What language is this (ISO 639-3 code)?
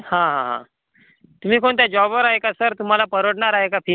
mar